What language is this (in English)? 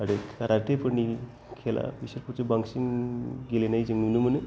Bodo